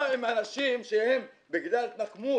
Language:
Hebrew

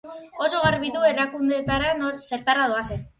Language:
Basque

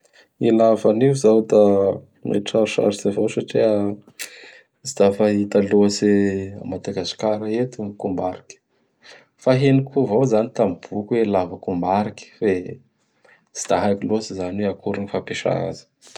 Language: Bara Malagasy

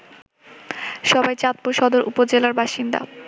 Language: Bangla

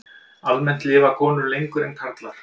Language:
Icelandic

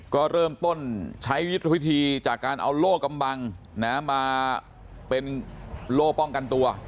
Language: Thai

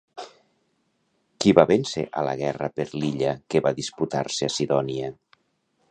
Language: Catalan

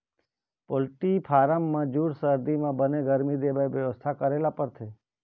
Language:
Chhattisgarhi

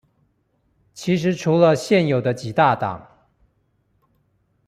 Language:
Chinese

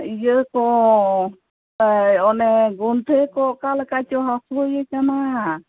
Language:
Santali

